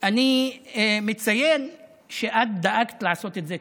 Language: Hebrew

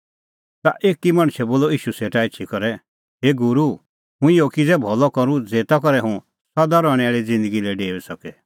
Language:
Kullu Pahari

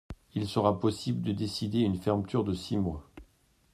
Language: French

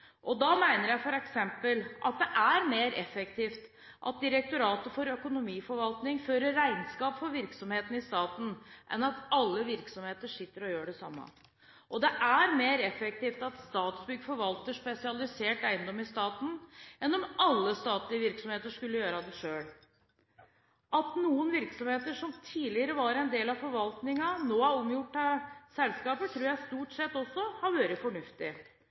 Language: Norwegian Bokmål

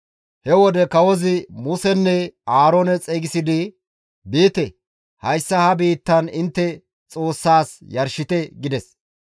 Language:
Gamo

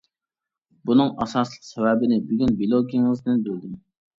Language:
Uyghur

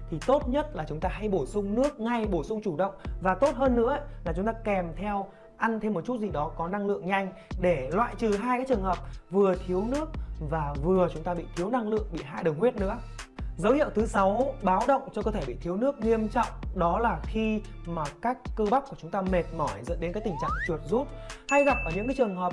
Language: Vietnamese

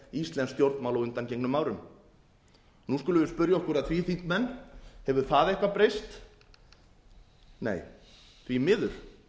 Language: Icelandic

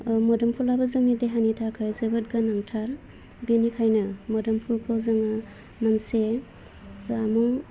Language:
Bodo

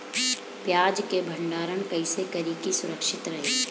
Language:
Bhojpuri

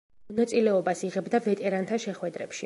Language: Georgian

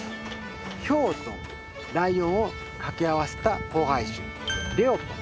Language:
Japanese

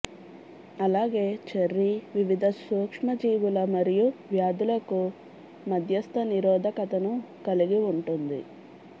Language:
Telugu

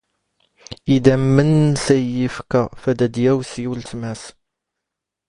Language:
Standard Moroccan Tamazight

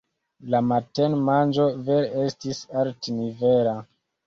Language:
Esperanto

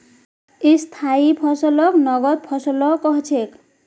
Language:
Magahi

